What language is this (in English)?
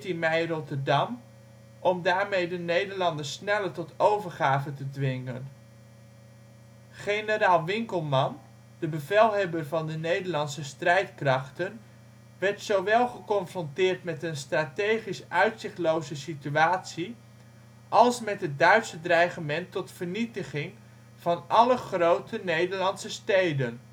Dutch